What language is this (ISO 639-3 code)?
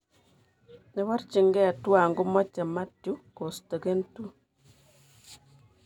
kln